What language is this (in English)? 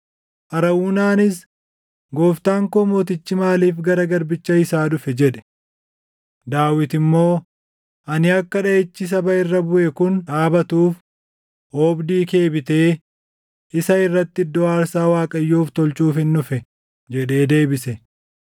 Oromo